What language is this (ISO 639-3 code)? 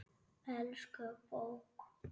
isl